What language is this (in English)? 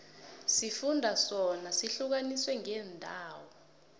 South Ndebele